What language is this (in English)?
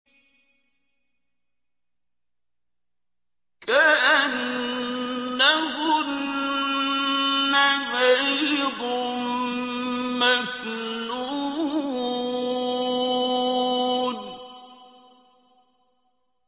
Arabic